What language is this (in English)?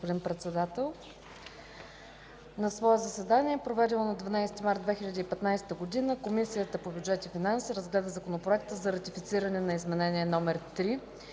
Bulgarian